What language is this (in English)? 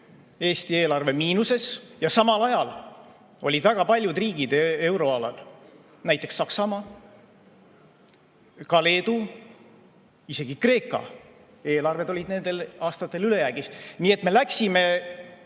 Estonian